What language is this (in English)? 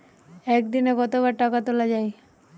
Bangla